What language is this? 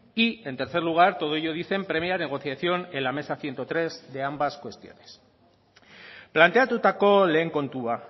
Spanish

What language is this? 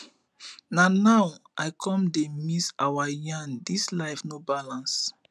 Nigerian Pidgin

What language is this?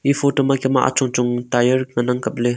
Wancho Naga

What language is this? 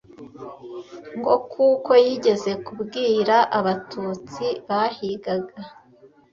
Kinyarwanda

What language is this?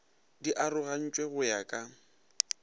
Northern Sotho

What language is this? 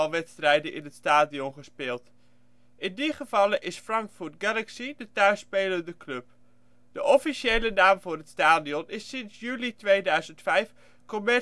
Dutch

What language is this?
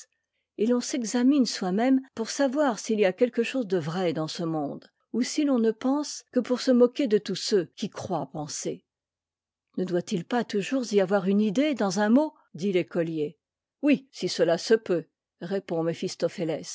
French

